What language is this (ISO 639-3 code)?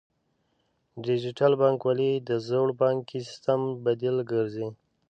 pus